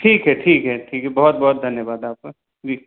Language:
Hindi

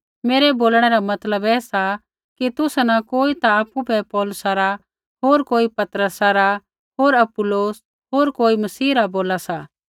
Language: Kullu Pahari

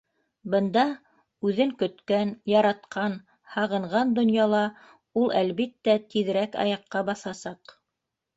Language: Bashkir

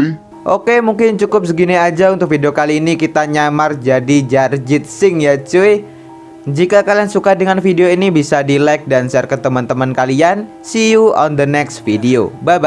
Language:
Indonesian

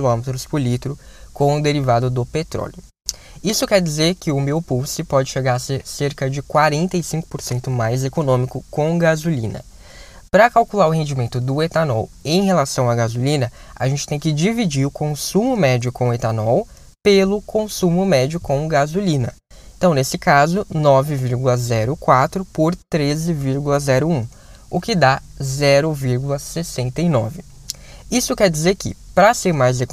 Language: Portuguese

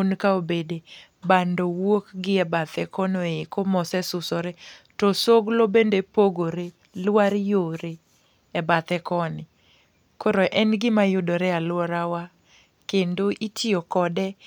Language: Luo (Kenya and Tanzania)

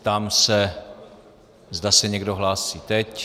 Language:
Czech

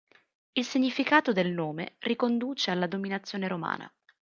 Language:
Italian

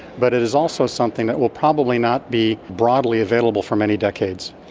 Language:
English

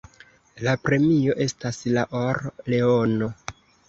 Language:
Esperanto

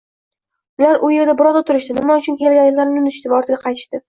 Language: Uzbek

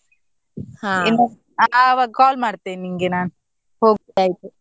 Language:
Kannada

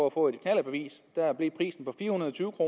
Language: Danish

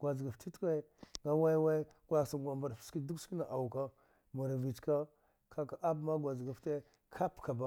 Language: Dghwede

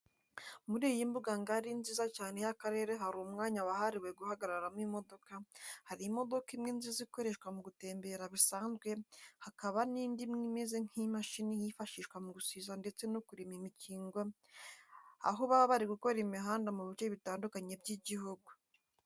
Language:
Kinyarwanda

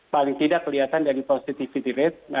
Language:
Indonesian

